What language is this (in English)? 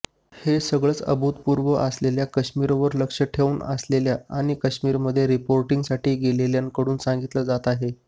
Marathi